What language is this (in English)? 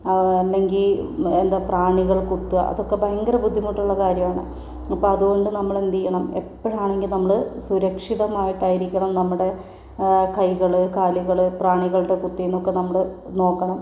Malayalam